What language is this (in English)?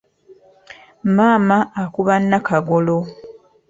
Ganda